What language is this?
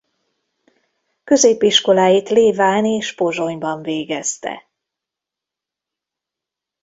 Hungarian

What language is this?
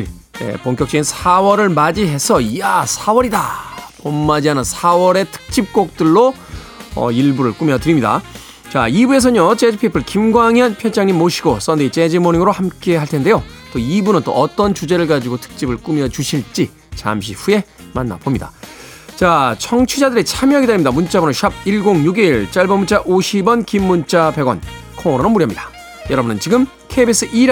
Korean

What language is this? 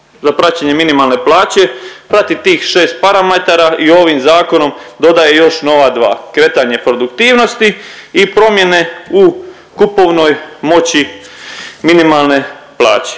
Croatian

